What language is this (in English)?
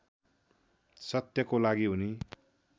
Nepali